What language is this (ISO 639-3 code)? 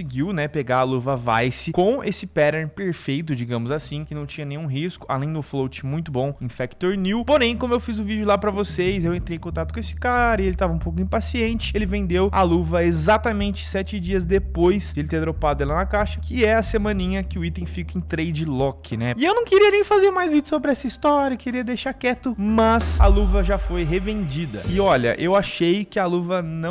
por